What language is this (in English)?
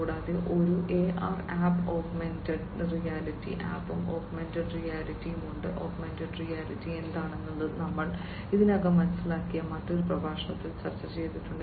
Malayalam